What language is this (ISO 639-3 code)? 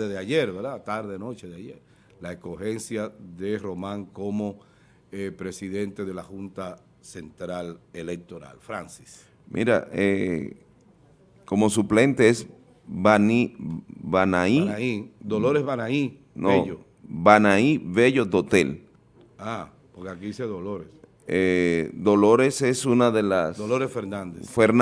spa